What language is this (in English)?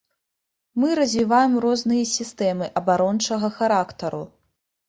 Belarusian